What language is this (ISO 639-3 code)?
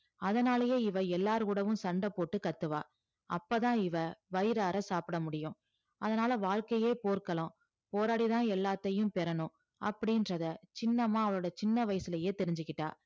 tam